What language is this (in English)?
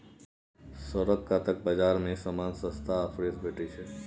Maithili